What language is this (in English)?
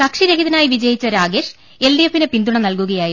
Malayalam